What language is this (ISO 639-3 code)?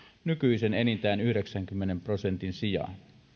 fin